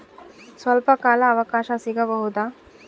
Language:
Kannada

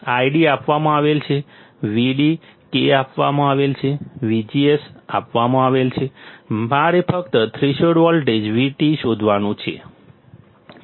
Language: Gujarati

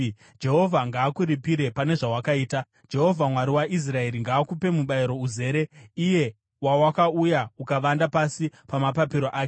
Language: Shona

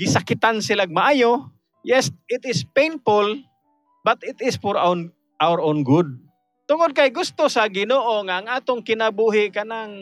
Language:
Filipino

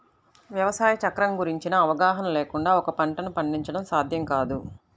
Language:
Telugu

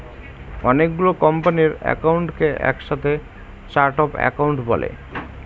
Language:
Bangla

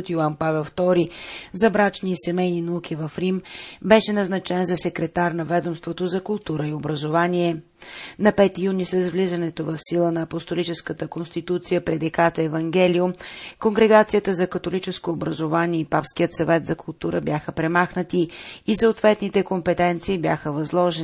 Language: Bulgarian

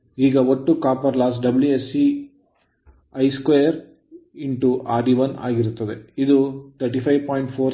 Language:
Kannada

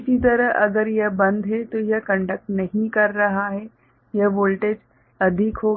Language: Hindi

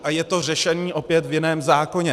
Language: Czech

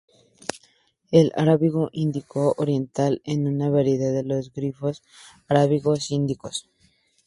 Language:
Spanish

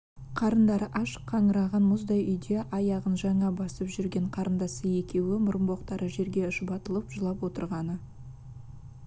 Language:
Kazakh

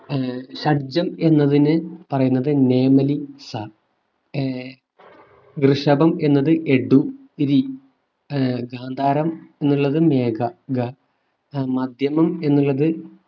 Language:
Malayalam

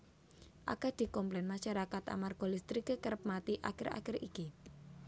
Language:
Javanese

